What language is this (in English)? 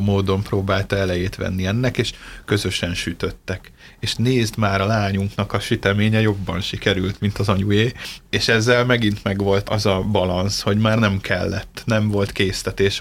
Hungarian